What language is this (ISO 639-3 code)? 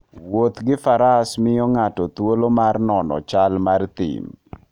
luo